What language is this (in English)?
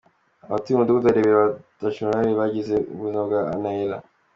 Kinyarwanda